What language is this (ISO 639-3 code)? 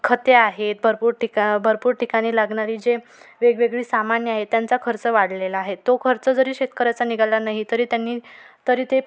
mar